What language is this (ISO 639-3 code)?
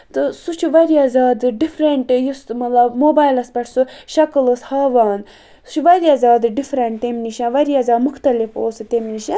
kas